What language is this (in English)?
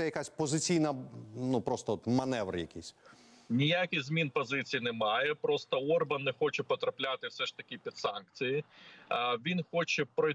Ukrainian